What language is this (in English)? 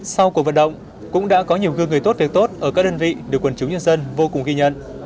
Vietnamese